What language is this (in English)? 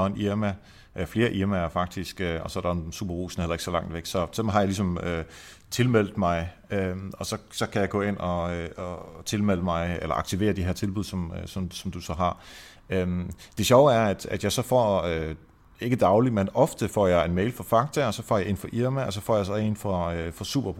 Danish